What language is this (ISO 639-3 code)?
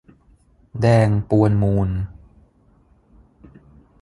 tha